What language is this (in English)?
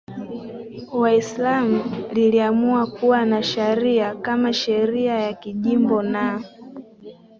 Swahili